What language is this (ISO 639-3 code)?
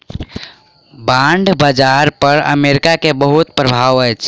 mai